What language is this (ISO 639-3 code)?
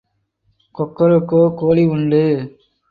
tam